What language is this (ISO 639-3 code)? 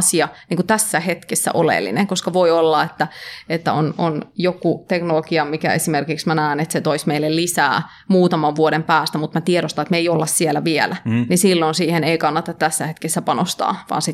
fin